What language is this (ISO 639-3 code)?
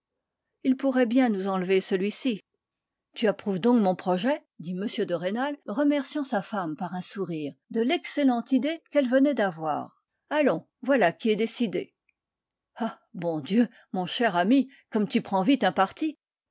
fra